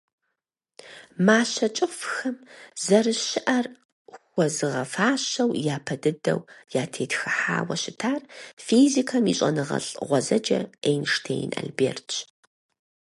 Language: Kabardian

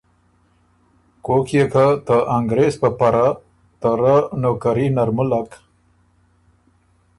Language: Ormuri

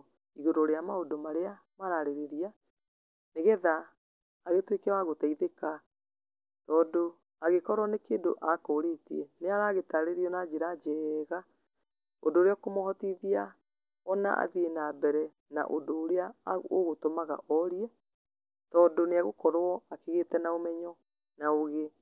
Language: Kikuyu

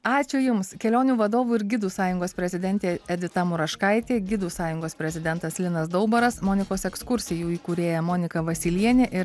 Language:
Lithuanian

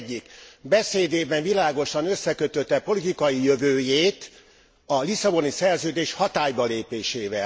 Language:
Hungarian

